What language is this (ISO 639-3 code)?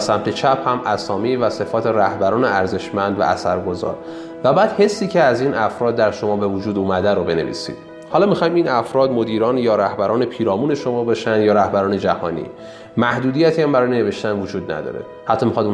fas